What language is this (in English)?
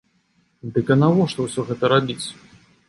Belarusian